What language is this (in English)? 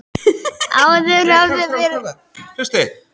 Icelandic